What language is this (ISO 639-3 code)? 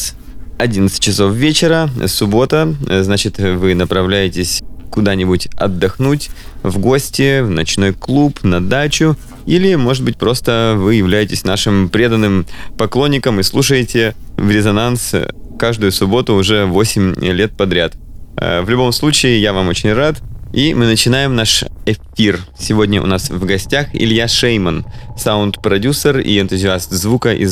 rus